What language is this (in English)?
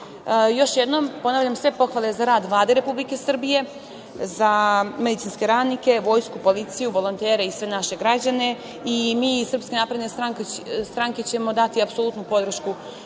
Serbian